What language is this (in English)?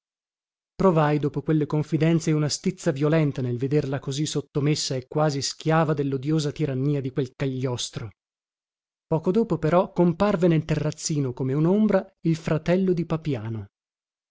Italian